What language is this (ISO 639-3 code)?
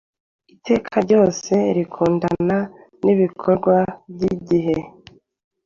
kin